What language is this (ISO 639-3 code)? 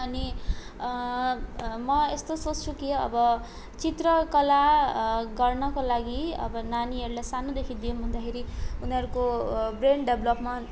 nep